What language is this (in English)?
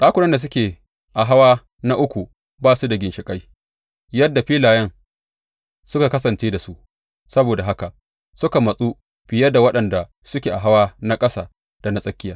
Hausa